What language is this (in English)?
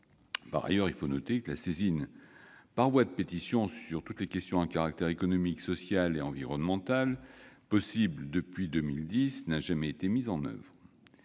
French